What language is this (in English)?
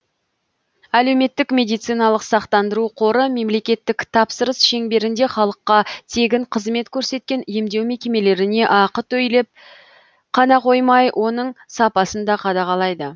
Kazakh